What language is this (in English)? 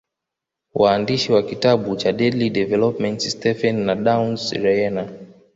Swahili